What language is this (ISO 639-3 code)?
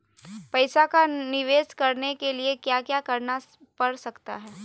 mag